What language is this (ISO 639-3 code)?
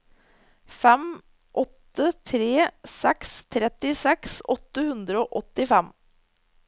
nor